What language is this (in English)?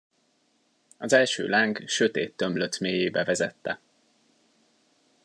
Hungarian